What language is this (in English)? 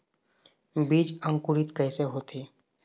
Chhattisgarhi